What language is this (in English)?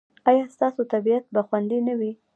Pashto